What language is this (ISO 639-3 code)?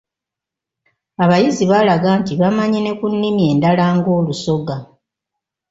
lug